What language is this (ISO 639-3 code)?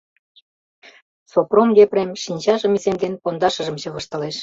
chm